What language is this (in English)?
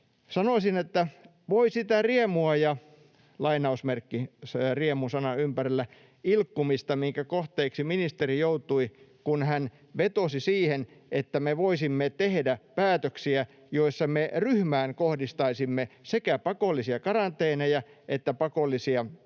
Finnish